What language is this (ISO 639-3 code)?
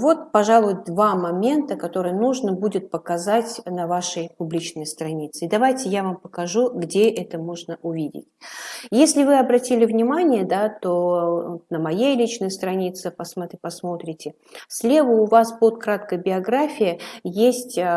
rus